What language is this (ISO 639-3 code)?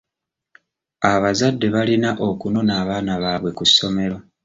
lug